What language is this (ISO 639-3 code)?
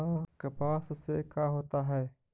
mag